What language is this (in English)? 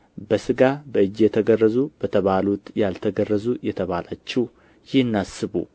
Amharic